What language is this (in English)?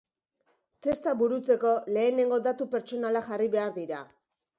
Basque